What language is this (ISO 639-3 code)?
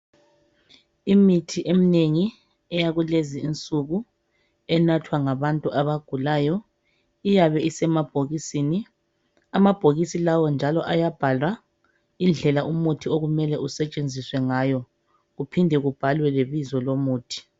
nde